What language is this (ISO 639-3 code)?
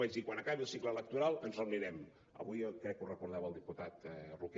cat